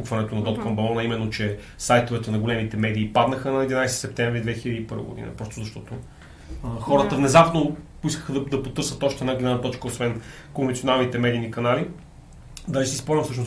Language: Bulgarian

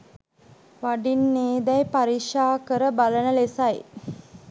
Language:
Sinhala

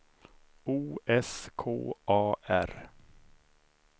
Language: Swedish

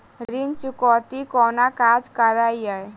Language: Maithili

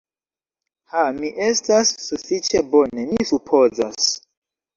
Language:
Esperanto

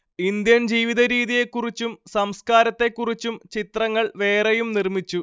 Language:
Malayalam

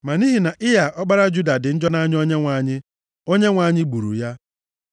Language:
Igbo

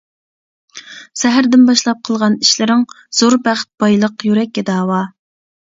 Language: Uyghur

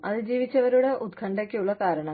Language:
Malayalam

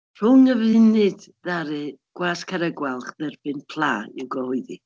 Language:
Welsh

